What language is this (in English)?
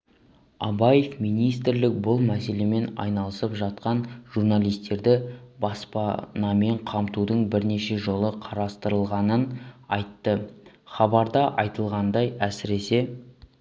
Kazakh